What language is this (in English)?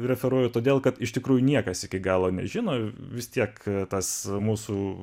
Lithuanian